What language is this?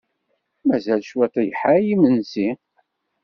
Kabyle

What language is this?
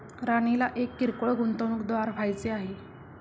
Marathi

